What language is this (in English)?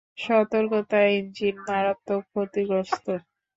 Bangla